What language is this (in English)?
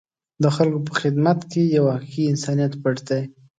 Pashto